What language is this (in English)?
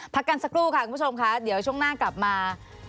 Thai